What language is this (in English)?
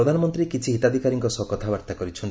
Odia